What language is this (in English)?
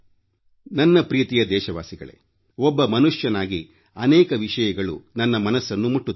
Kannada